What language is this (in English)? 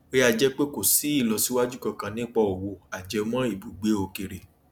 Yoruba